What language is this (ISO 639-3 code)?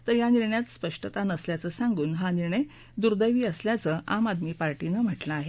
mar